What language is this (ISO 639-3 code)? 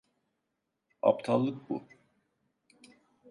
tur